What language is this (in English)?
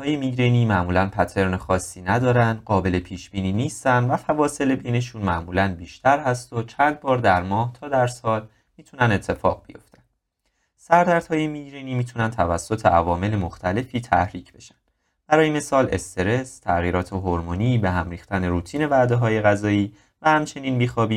Persian